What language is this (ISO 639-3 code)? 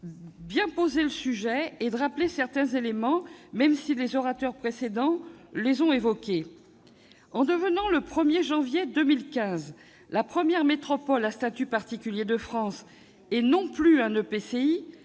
fra